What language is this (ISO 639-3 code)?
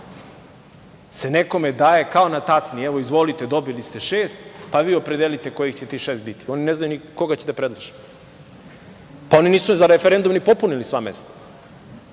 srp